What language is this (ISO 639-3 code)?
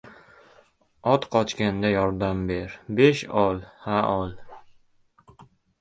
uzb